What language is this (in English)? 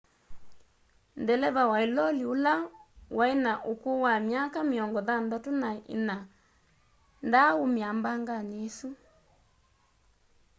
Kamba